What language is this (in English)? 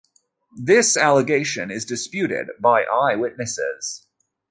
English